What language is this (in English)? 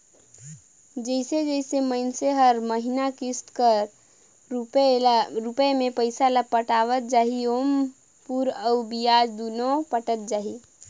Chhattisgarhi